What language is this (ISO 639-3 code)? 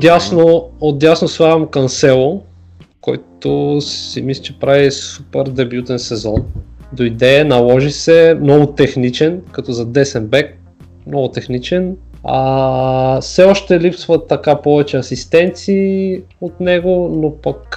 bul